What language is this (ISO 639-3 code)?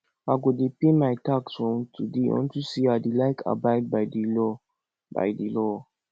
pcm